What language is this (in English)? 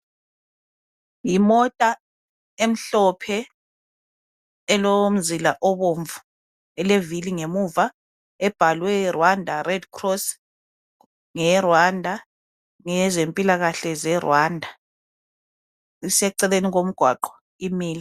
North Ndebele